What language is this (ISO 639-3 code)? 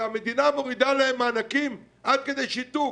heb